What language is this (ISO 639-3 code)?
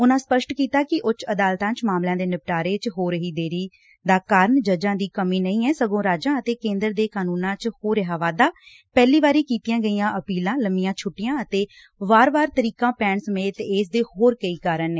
pan